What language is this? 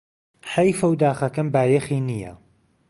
Central Kurdish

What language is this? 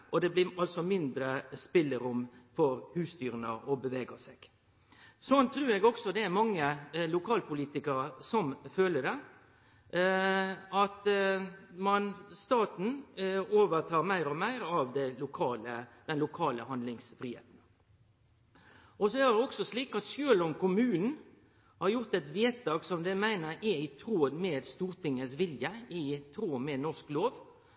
Norwegian Nynorsk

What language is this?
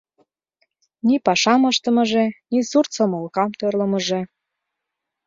Mari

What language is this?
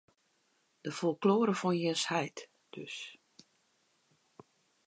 Western Frisian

